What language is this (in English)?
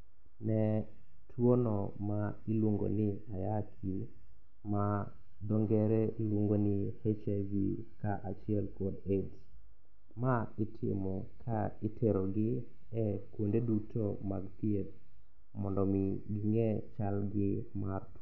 Luo (Kenya and Tanzania)